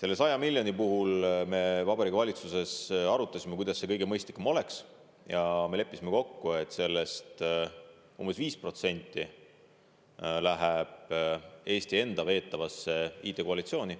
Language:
Estonian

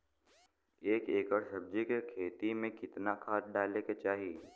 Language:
Bhojpuri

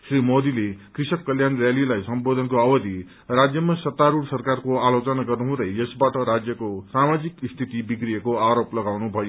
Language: Nepali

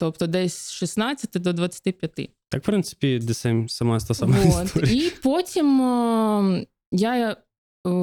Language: Ukrainian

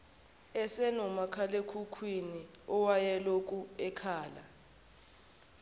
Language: Zulu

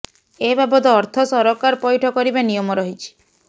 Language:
Odia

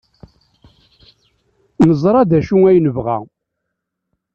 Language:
Kabyle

